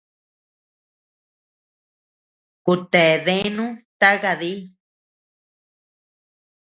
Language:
Tepeuxila Cuicatec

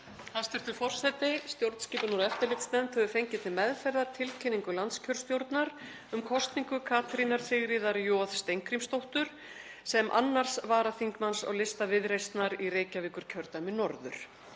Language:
Icelandic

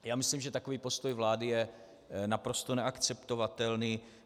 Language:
Czech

